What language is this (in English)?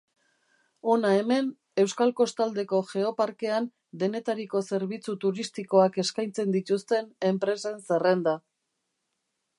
Basque